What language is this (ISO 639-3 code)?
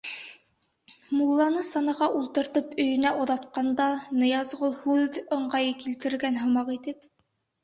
bak